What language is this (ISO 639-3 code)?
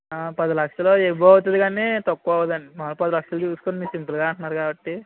tel